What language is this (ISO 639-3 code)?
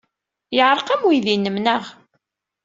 kab